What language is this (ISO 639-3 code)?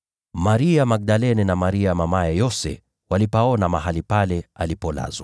swa